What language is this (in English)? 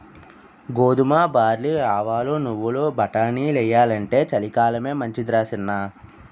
Telugu